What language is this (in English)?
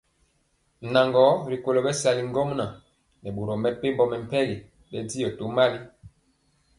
Mpiemo